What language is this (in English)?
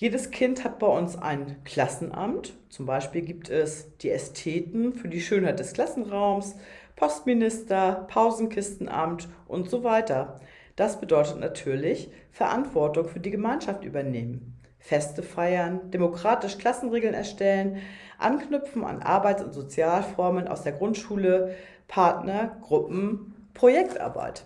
German